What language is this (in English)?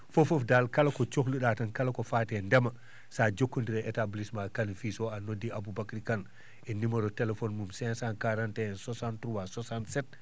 Fula